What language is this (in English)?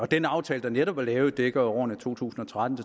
Danish